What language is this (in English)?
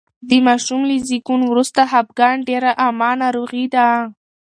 Pashto